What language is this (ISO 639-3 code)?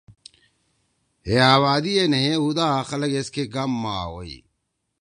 trw